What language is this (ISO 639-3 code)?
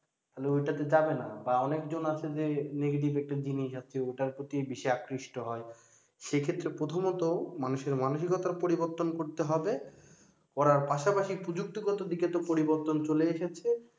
ben